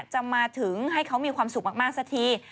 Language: Thai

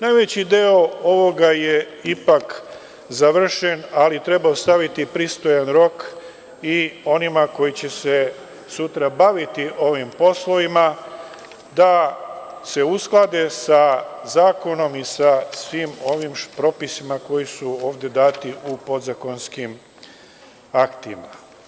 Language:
Serbian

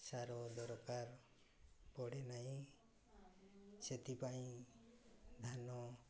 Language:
Odia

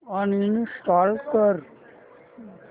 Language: Marathi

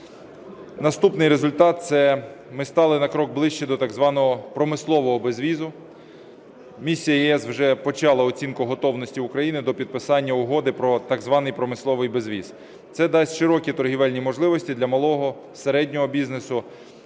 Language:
Ukrainian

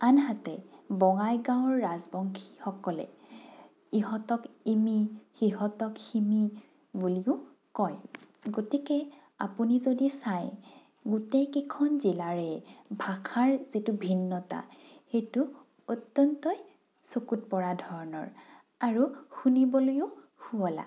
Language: Assamese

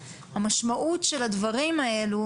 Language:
Hebrew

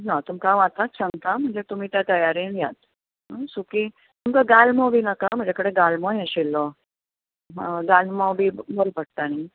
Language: Konkani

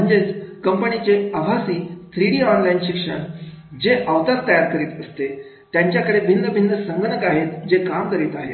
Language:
Marathi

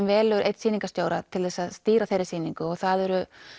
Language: Icelandic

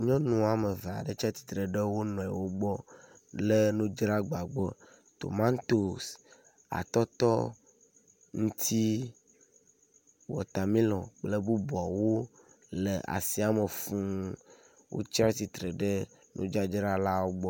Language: Ewe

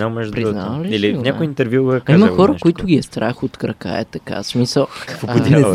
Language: Bulgarian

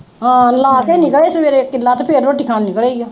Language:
Punjabi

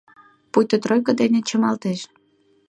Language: Mari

